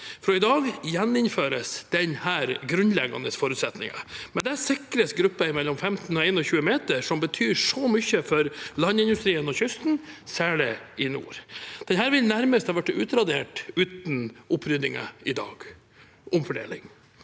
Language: Norwegian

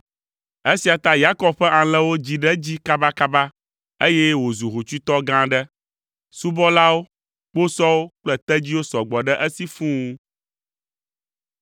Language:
Ewe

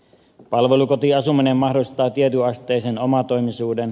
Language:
Finnish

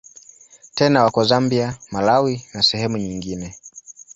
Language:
Swahili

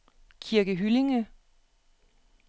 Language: Danish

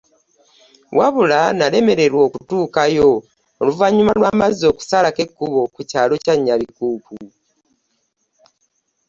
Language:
Ganda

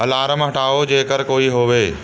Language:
Punjabi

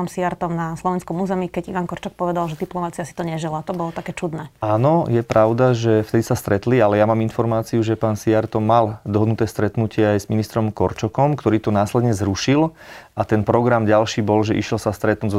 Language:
Slovak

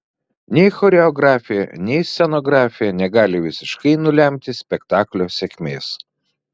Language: Lithuanian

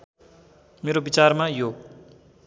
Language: Nepali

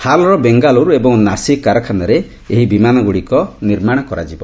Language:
Odia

